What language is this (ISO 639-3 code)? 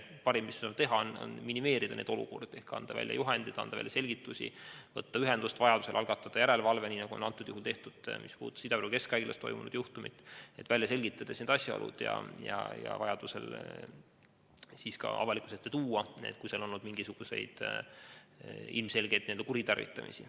est